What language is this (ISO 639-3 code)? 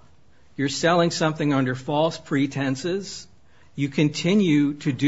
eng